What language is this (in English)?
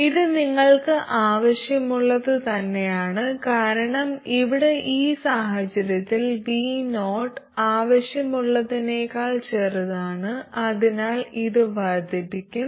Malayalam